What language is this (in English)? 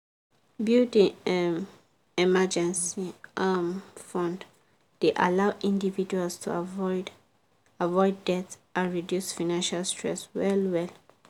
Nigerian Pidgin